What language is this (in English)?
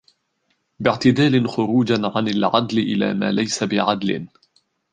Arabic